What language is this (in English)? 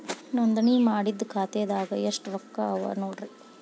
Kannada